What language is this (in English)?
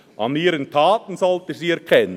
Swiss German